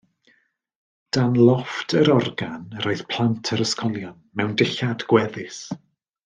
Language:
Welsh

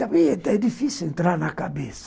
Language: Portuguese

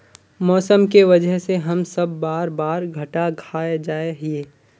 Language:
Magahi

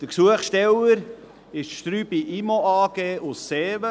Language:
Swiss German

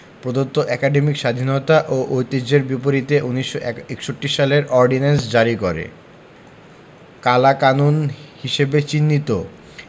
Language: Bangla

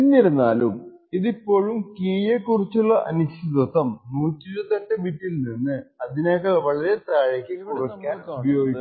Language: Malayalam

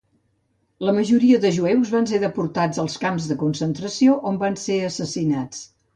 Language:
Catalan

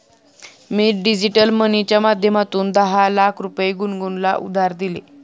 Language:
Marathi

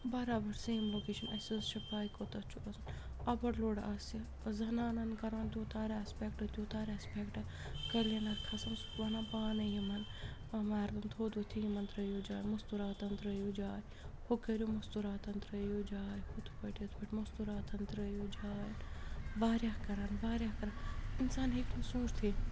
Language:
Kashmiri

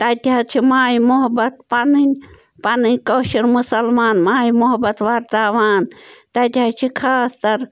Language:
Kashmiri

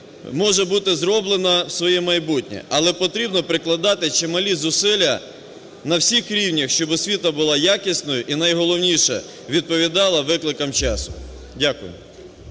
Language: Ukrainian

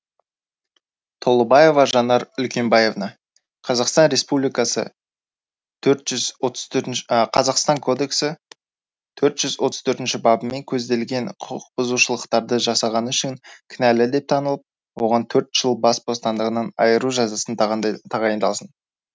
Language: Kazakh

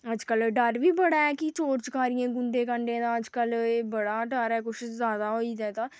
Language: Dogri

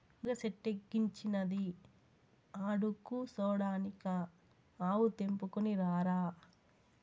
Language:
Telugu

